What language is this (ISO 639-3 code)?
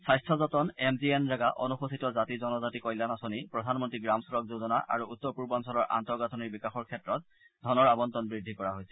asm